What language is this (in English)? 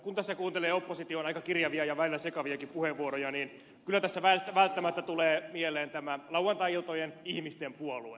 Finnish